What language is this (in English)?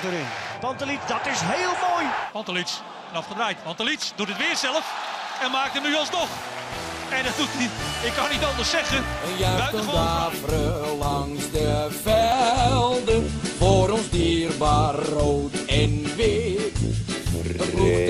Dutch